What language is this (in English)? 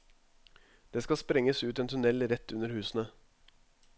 Norwegian